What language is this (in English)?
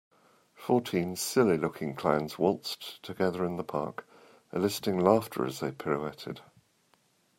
English